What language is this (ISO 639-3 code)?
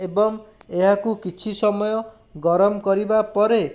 ori